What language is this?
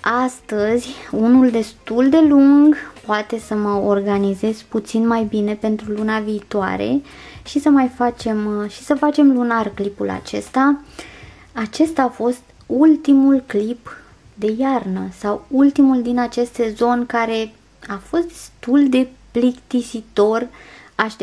Romanian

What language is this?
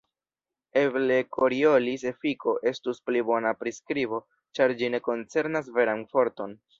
Esperanto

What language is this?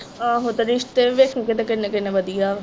Punjabi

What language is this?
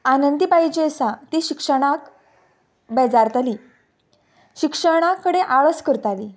Konkani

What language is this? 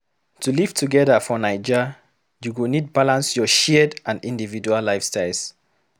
Nigerian Pidgin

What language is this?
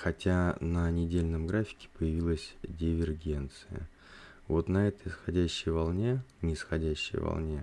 Russian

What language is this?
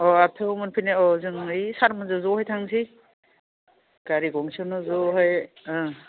Bodo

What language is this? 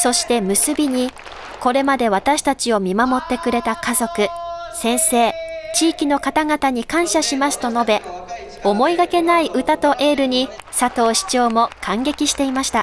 Japanese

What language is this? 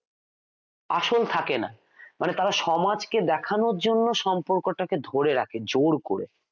Bangla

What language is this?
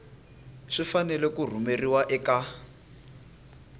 Tsonga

